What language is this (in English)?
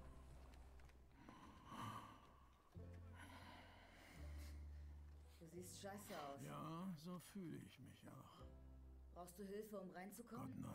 German